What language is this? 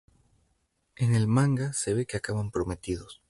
Spanish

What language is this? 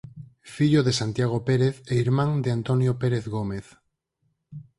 Galician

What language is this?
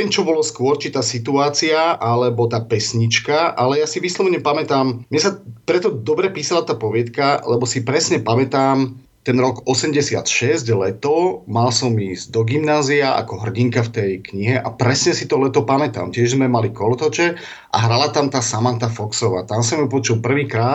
Slovak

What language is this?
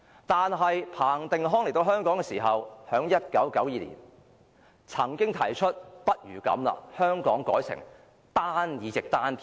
Cantonese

